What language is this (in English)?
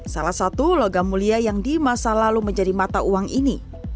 Indonesian